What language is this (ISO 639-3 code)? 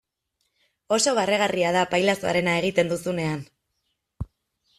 eus